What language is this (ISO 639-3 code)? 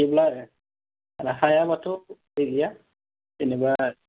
brx